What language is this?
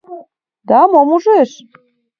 Mari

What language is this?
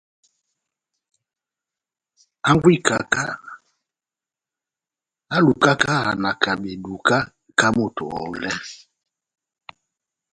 Batanga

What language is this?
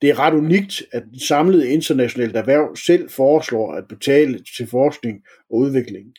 Danish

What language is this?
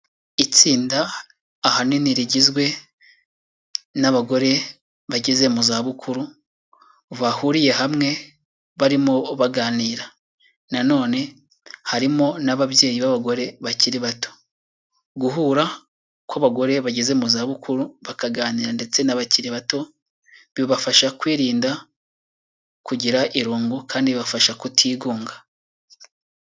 Kinyarwanda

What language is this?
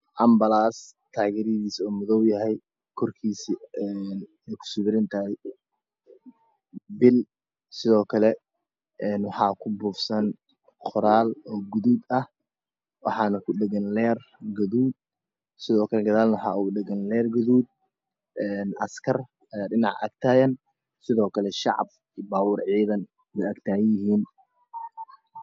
Somali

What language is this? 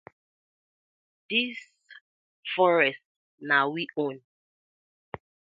Nigerian Pidgin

